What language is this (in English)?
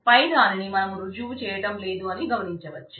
Telugu